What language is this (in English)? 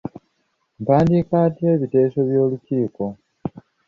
Ganda